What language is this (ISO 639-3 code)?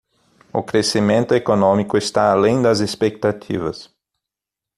por